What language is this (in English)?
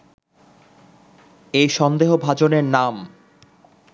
Bangla